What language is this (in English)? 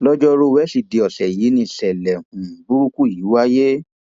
Yoruba